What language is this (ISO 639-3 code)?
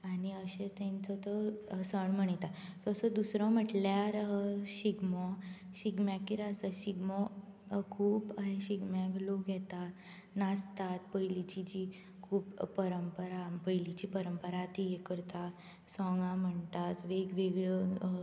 kok